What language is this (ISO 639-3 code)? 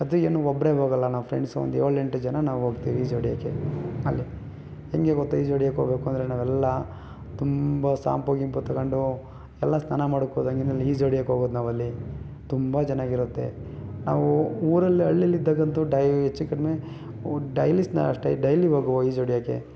kan